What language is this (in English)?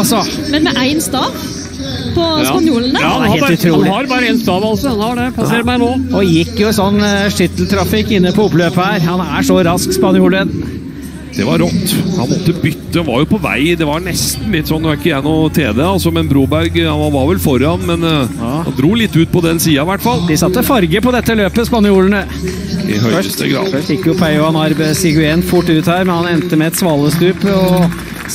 Norwegian